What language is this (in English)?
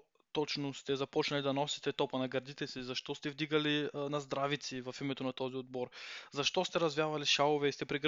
Bulgarian